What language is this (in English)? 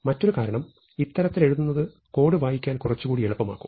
Malayalam